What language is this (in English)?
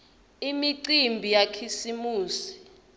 Swati